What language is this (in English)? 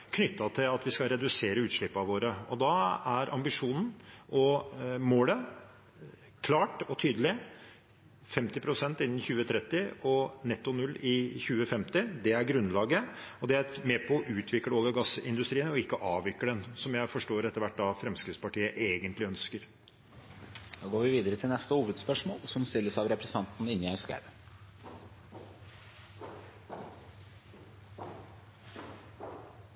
Norwegian Bokmål